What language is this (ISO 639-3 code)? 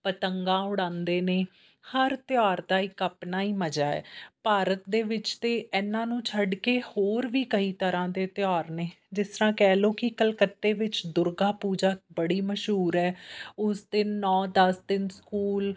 pan